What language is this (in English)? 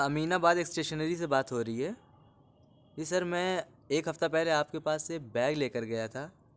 Urdu